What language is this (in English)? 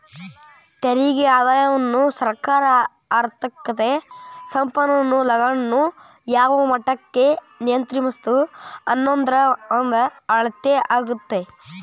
Kannada